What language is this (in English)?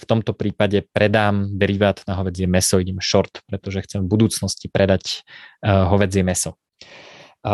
Slovak